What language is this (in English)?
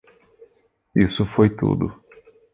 Portuguese